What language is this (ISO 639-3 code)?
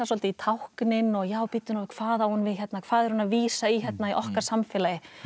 isl